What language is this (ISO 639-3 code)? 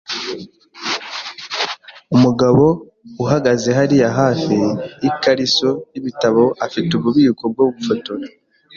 kin